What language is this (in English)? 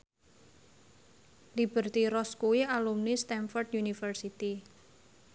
Javanese